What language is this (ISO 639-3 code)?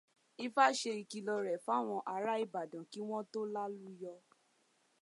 yor